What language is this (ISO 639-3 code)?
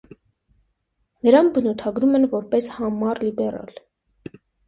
hye